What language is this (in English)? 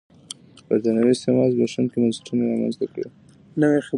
Pashto